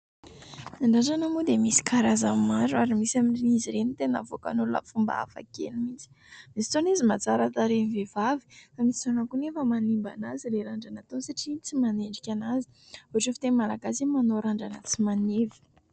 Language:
Malagasy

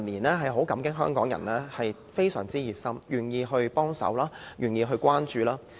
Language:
Cantonese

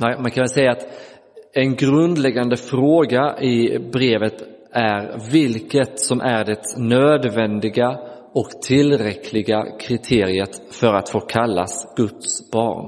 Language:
Swedish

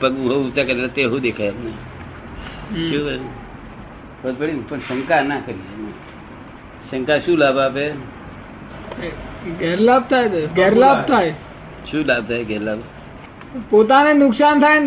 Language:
Gujarati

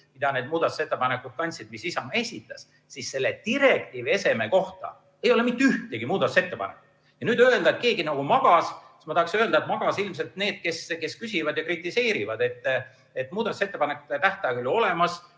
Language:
Estonian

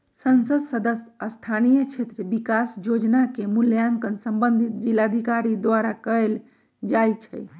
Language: Magahi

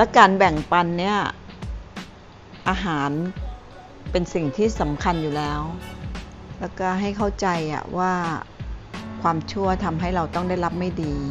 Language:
Thai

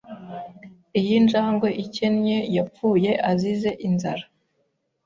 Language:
Kinyarwanda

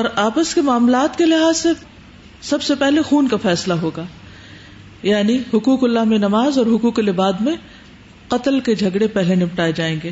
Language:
Urdu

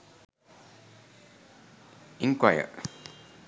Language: Sinhala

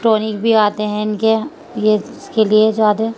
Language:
Urdu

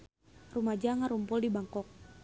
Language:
Sundanese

